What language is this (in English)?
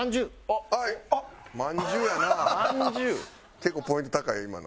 Japanese